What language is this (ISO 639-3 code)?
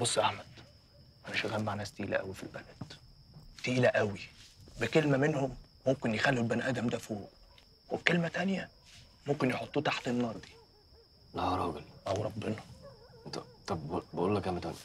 ara